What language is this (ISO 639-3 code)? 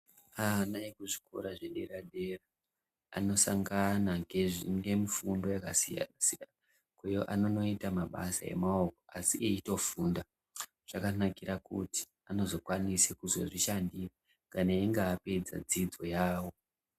ndc